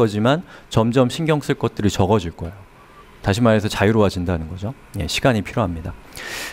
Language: Korean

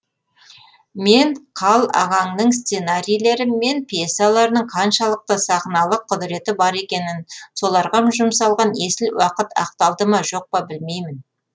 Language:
Kazakh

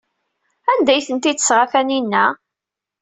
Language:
Kabyle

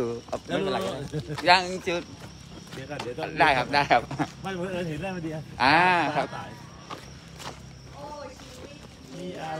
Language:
Thai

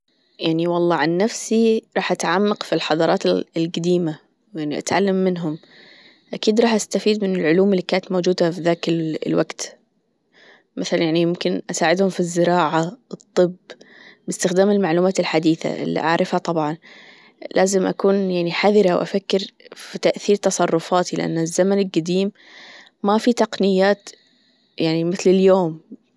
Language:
Gulf Arabic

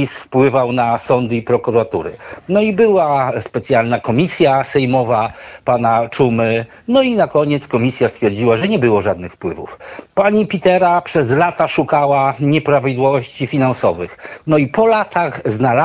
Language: Polish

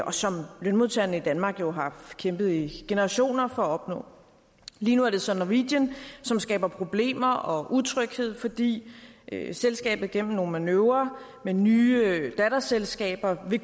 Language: Danish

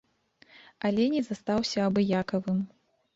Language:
Belarusian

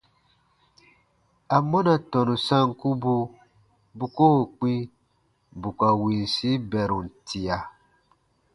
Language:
Baatonum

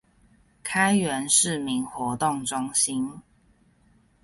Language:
Chinese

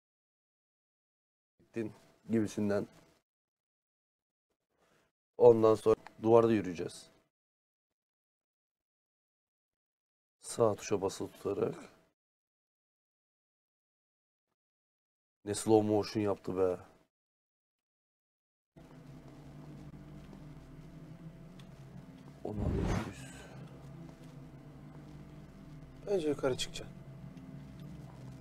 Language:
Turkish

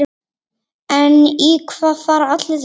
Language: Icelandic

